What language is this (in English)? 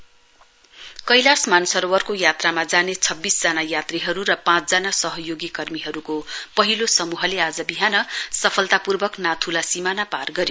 Nepali